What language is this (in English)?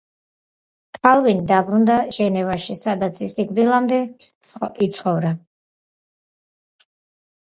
Georgian